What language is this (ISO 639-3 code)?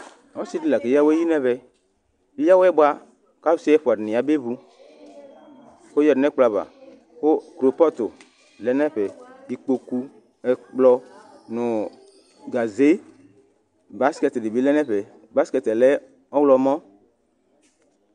kpo